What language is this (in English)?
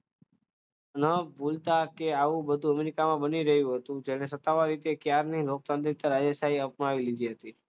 Gujarati